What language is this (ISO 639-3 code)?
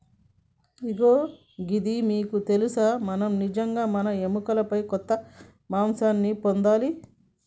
tel